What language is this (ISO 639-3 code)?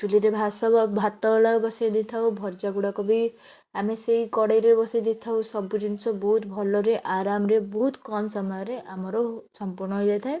ori